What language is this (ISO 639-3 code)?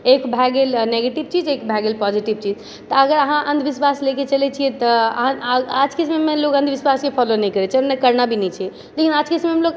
mai